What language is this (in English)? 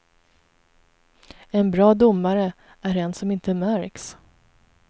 Swedish